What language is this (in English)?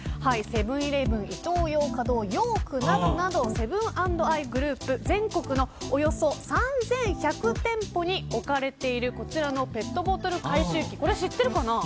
Japanese